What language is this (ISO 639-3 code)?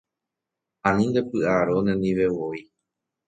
grn